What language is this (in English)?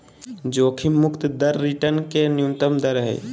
Magahi